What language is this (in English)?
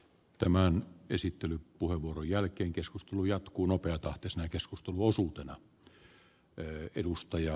Finnish